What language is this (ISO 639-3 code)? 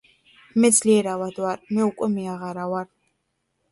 kat